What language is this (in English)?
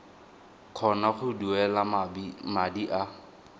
Tswana